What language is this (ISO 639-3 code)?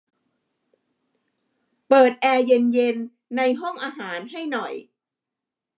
tha